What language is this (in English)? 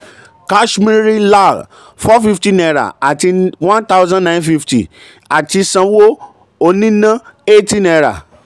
Yoruba